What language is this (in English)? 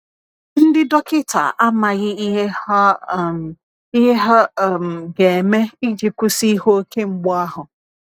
Igbo